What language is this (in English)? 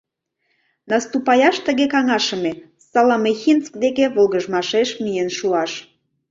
Mari